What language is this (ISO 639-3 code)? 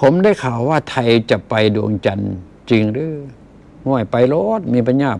tha